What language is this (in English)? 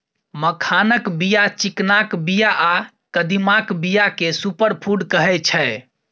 Maithili